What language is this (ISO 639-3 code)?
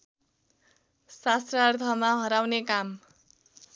nep